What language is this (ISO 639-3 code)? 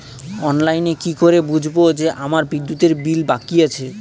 ben